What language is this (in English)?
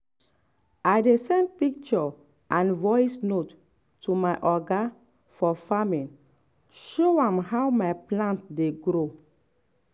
Nigerian Pidgin